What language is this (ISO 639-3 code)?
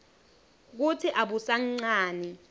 ssw